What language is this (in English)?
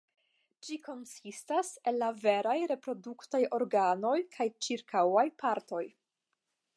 Esperanto